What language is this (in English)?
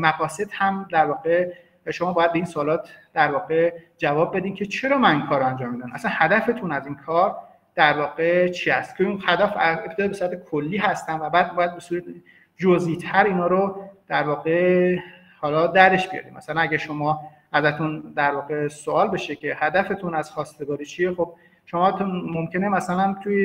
Persian